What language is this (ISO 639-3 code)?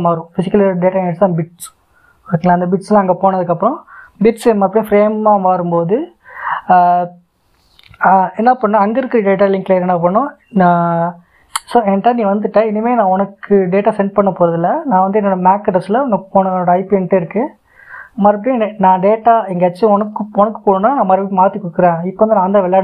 tam